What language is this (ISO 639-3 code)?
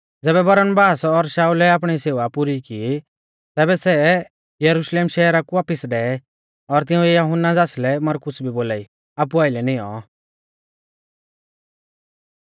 bfz